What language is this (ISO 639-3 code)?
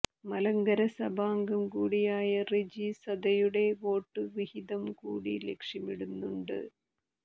mal